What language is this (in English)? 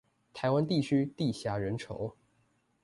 Chinese